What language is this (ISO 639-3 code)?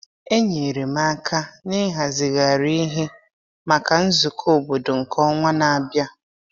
ibo